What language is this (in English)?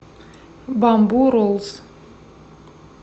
Russian